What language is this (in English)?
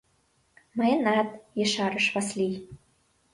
Mari